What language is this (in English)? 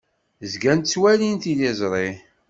Kabyle